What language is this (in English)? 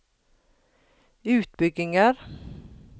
Norwegian